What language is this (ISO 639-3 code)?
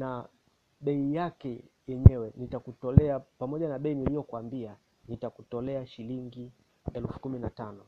swa